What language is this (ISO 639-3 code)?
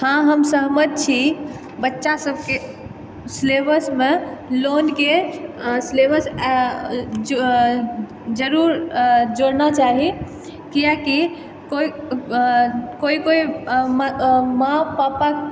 mai